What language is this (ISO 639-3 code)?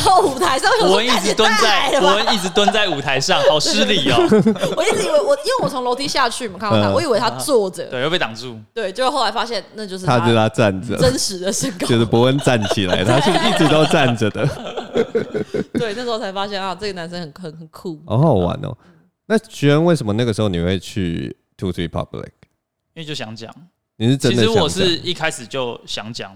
zho